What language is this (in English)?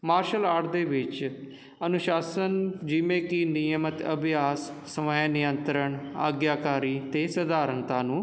Punjabi